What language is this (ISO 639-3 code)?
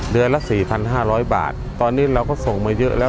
tha